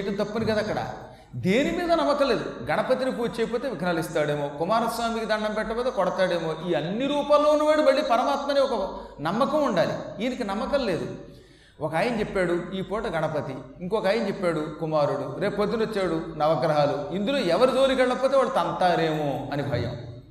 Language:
Telugu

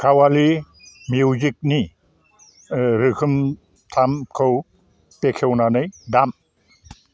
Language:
Bodo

